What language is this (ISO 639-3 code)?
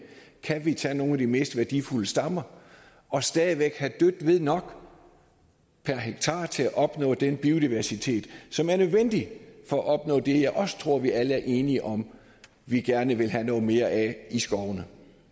dan